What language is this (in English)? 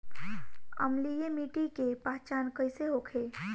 Bhojpuri